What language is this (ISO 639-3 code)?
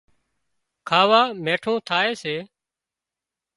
kxp